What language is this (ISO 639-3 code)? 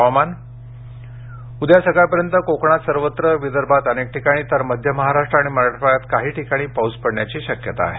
mar